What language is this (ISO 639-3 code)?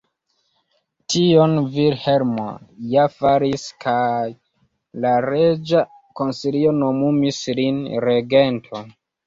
epo